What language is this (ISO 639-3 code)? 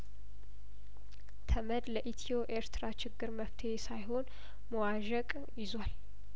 amh